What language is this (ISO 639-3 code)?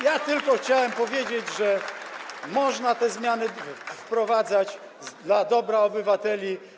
pol